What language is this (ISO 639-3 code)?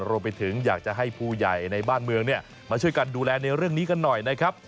tha